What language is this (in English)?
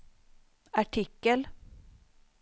Swedish